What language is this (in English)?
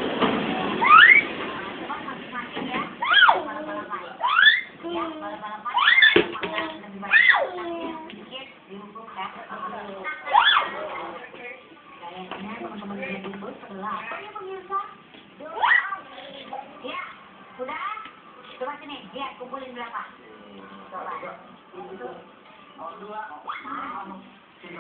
Indonesian